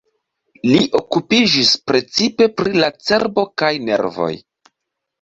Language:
Esperanto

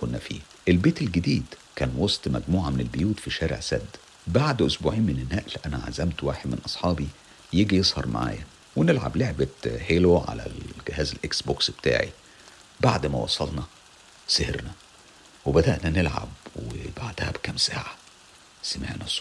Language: Arabic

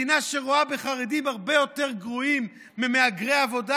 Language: Hebrew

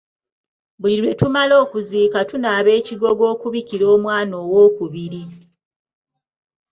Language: Ganda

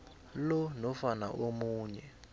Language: South Ndebele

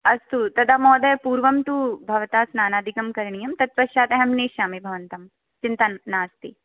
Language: Sanskrit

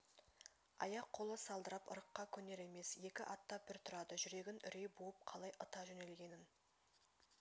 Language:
Kazakh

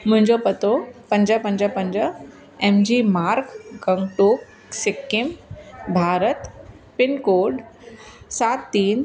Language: Sindhi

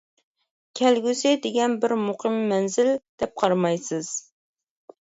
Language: Uyghur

